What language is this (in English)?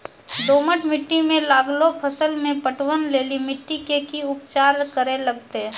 Maithili